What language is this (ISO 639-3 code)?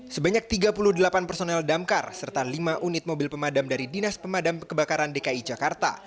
ind